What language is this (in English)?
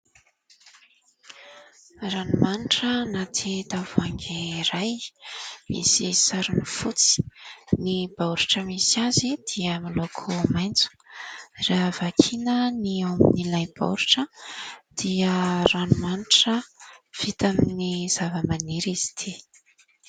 Malagasy